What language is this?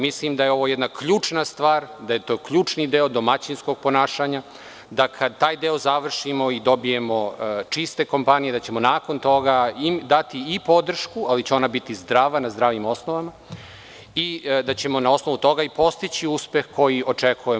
Serbian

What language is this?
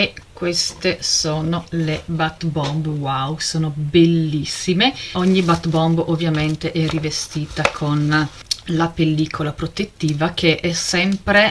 Italian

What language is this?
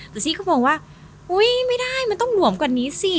Thai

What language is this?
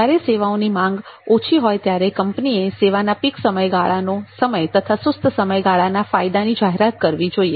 Gujarati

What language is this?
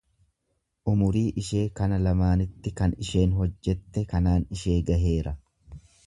Oromo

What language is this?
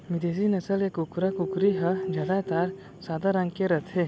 Chhattisgarhi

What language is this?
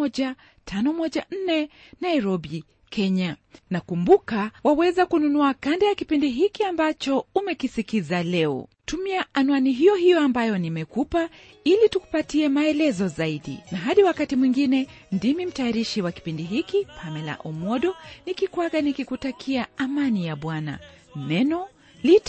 Swahili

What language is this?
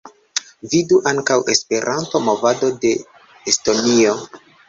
Esperanto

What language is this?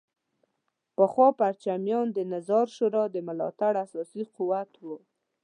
Pashto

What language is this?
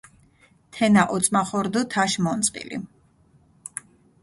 Mingrelian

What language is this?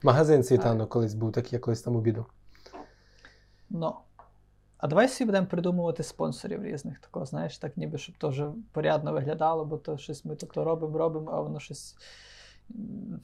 Ukrainian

